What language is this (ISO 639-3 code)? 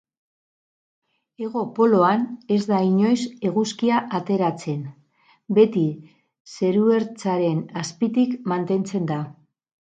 eus